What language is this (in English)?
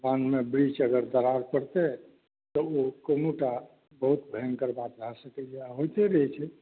Maithili